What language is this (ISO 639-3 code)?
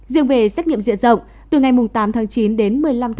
vie